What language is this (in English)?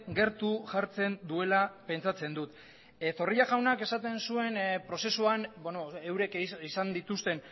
Basque